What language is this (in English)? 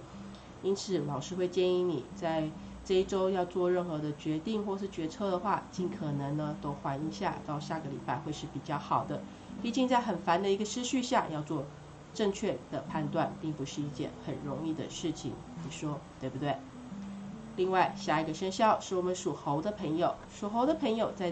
Chinese